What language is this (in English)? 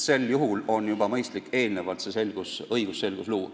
Estonian